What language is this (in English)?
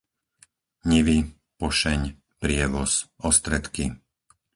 Slovak